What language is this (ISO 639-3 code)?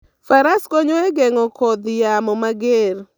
luo